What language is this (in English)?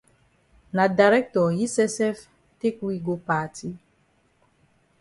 Cameroon Pidgin